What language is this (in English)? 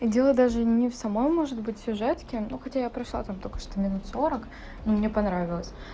Russian